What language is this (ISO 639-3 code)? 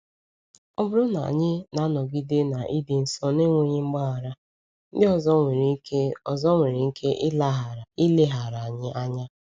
ibo